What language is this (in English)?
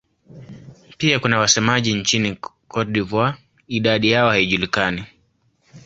Swahili